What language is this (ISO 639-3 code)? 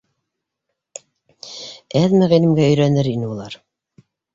bak